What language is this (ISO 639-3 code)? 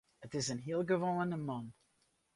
fry